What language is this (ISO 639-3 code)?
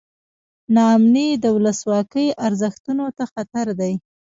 pus